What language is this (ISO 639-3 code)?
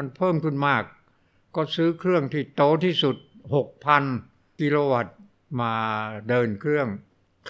tha